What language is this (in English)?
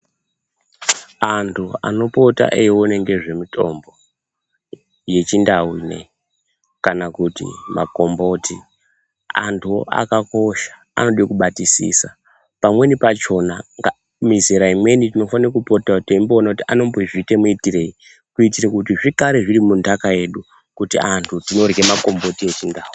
Ndau